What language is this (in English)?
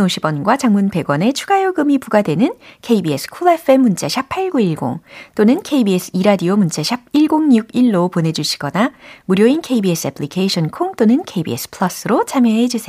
Korean